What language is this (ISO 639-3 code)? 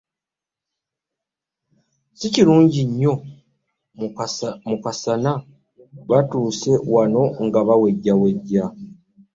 lug